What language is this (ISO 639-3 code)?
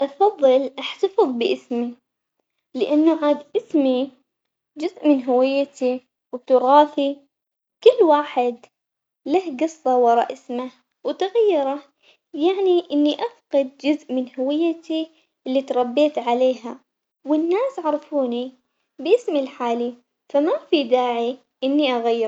acx